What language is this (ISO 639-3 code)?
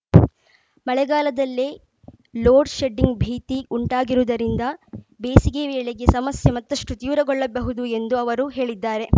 kan